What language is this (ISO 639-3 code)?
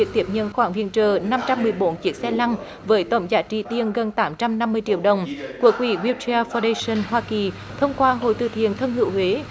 vie